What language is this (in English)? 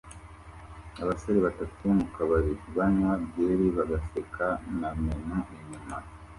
Kinyarwanda